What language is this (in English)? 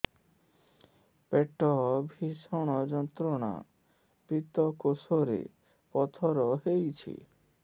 Odia